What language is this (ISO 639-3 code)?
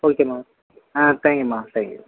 tam